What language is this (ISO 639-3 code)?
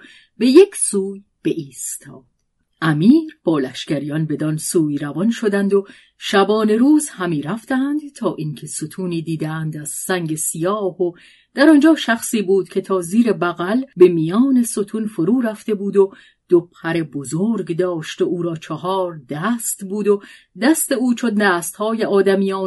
fas